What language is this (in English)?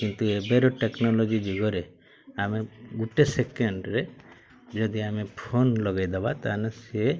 Odia